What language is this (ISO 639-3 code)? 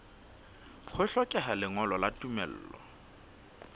sot